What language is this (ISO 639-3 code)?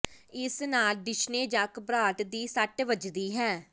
pan